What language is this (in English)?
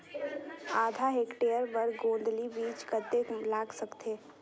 Chhattisgarhi